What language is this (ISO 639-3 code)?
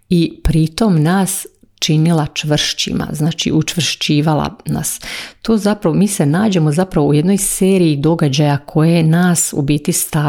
hrv